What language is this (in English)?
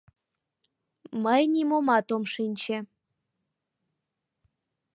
Mari